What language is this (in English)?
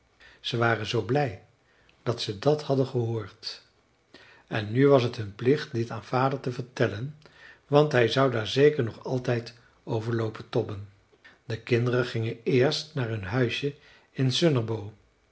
Dutch